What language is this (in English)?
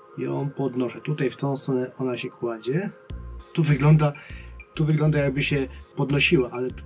Polish